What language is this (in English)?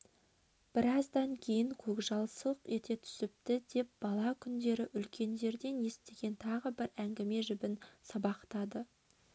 Kazakh